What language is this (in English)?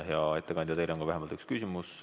Estonian